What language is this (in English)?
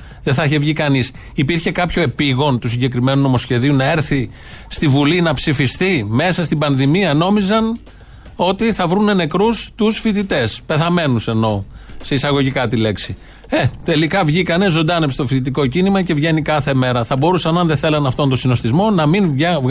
Greek